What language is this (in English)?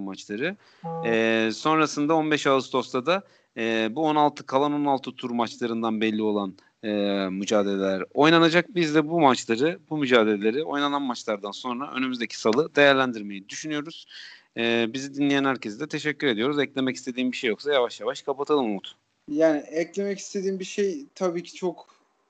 Turkish